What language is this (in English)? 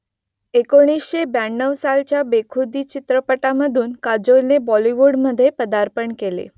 Marathi